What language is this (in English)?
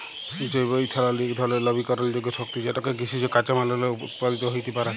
Bangla